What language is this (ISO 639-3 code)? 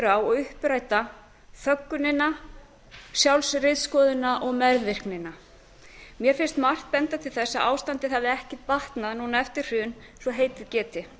isl